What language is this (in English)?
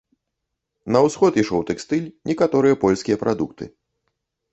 Belarusian